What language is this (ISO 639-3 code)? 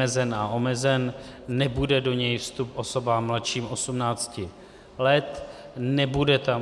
ces